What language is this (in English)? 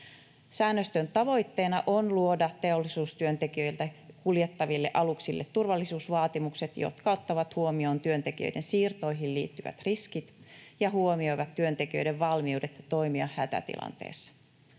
Finnish